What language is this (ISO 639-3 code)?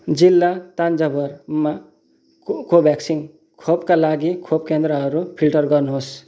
nep